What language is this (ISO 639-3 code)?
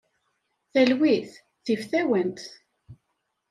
kab